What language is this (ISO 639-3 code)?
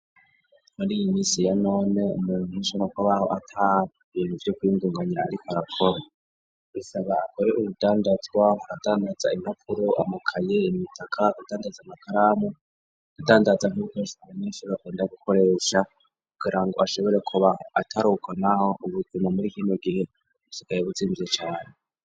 run